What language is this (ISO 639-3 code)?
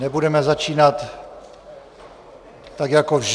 ces